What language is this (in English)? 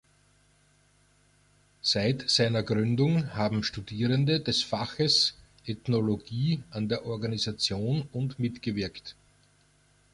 German